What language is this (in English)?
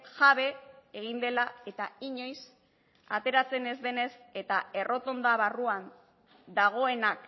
Basque